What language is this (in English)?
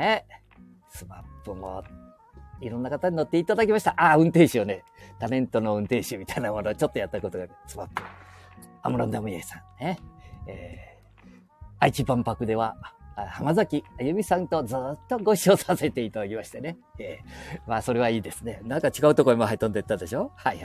Japanese